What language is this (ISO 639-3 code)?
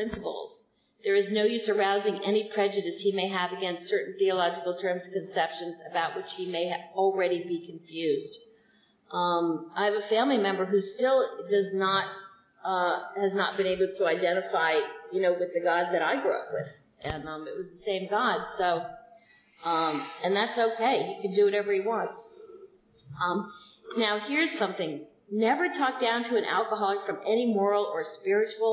eng